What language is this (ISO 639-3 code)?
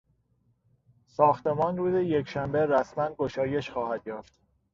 fas